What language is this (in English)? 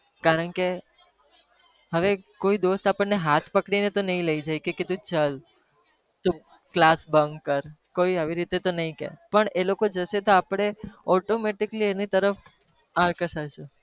Gujarati